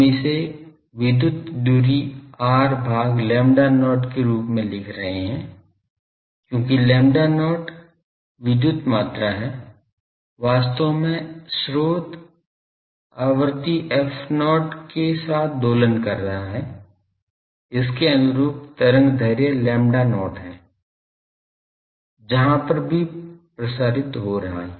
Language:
Hindi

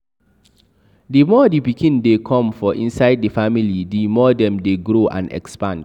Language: Nigerian Pidgin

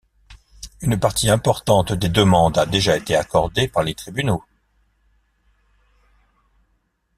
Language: French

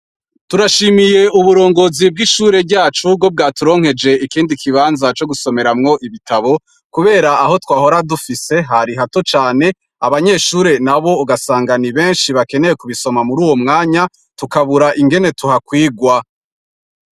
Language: Rundi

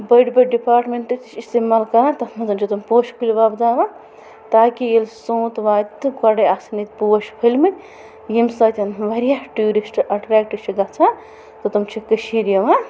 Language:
Kashmiri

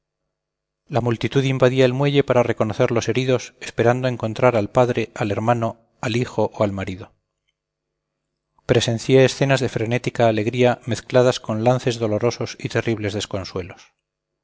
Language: Spanish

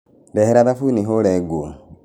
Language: Kikuyu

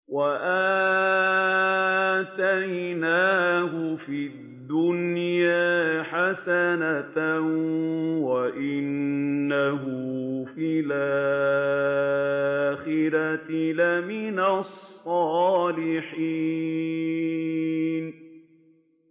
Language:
Arabic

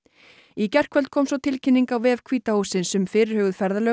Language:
Icelandic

